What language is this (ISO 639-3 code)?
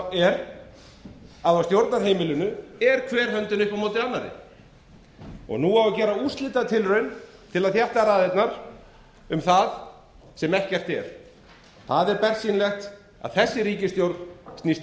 isl